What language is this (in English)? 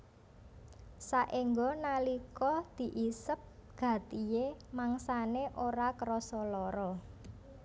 Javanese